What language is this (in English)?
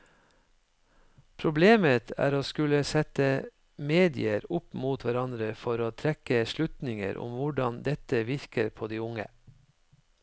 Norwegian